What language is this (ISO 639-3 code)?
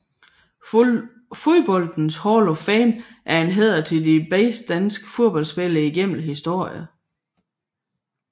dan